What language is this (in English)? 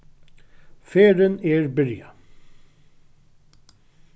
Faroese